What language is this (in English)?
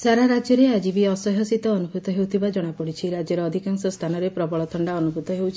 Odia